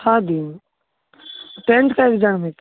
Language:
Maithili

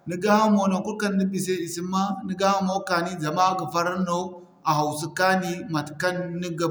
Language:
Zarma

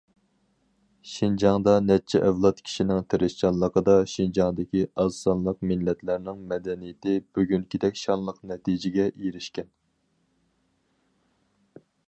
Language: Uyghur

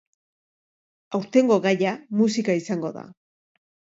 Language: Basque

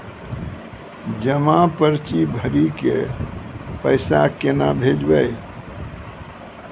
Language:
Maithili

